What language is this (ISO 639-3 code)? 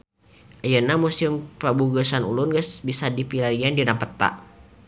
sun